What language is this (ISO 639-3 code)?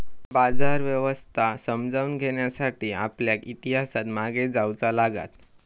mar